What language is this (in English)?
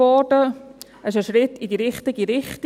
Swiss German